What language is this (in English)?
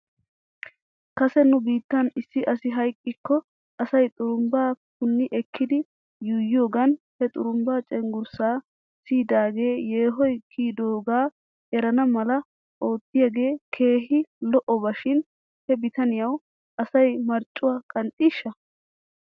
Wolaytta